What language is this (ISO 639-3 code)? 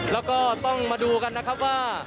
tha